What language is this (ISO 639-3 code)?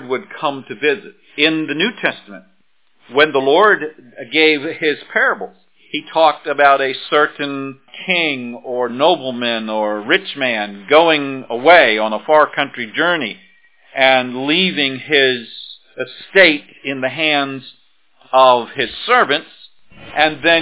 eng